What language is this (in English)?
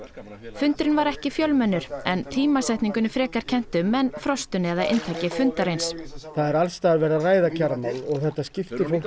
Icelandic